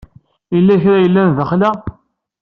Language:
Kabyle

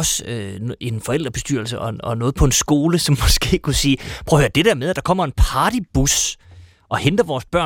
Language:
Danish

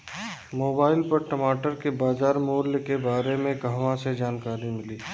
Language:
Bhojpuri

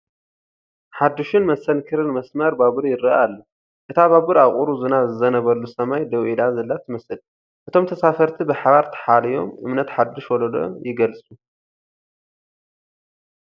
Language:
Tigrinya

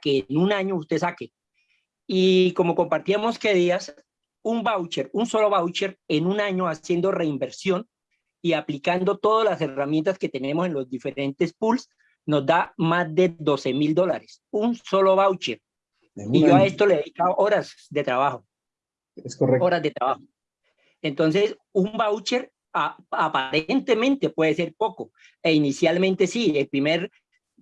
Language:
Spanish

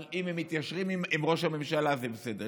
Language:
Hebrew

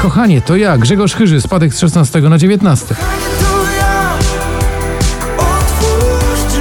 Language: Polish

